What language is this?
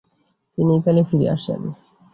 Bangla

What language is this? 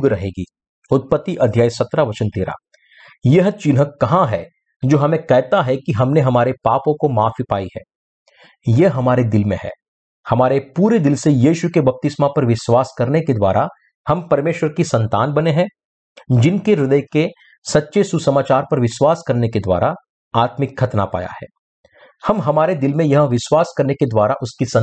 Hindi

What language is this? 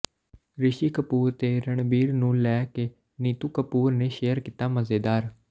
Punjabi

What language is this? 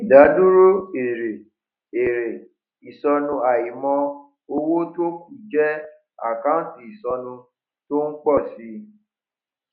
Yoruba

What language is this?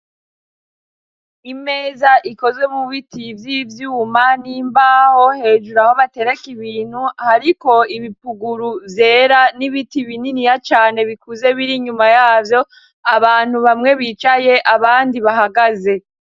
Rundi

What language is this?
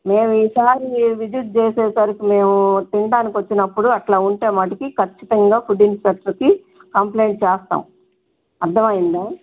Telugu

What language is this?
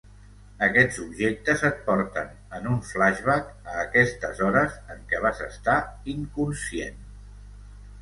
Catalan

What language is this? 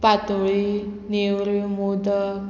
Konkani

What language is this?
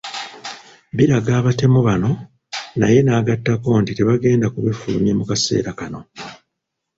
Ganda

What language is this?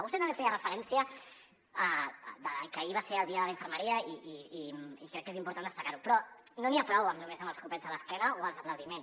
Catalan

